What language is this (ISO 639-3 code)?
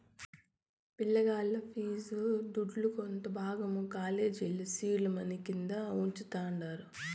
tel